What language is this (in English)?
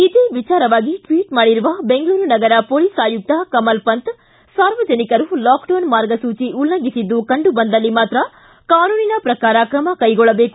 Kannada